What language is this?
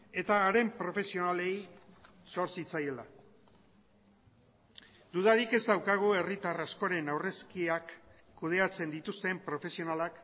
Basque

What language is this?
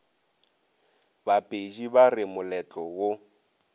Northern Sotho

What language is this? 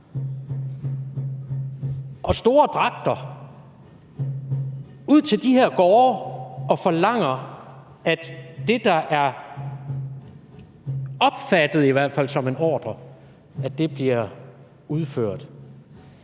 Danish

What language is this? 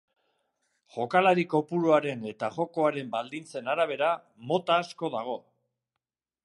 Basque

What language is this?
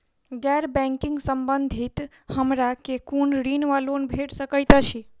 Maithili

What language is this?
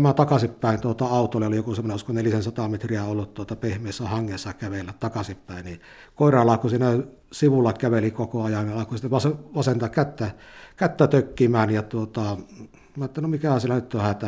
Finnish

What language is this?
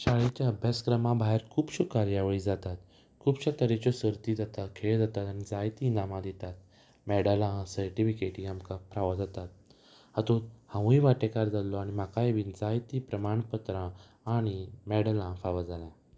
Konkani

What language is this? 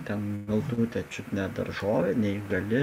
Lithuanian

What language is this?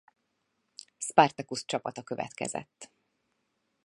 Hungarian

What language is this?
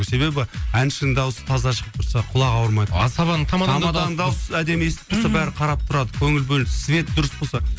Kazakh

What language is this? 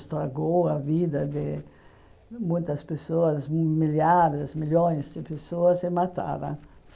Portuguese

